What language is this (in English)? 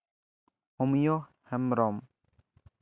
Santali